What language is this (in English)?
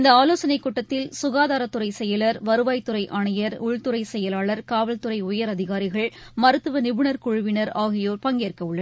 Tamil